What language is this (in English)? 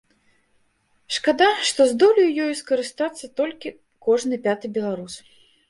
Belarusian